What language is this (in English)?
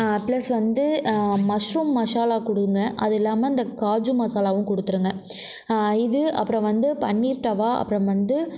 Tamil